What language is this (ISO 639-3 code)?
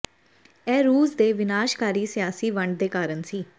pan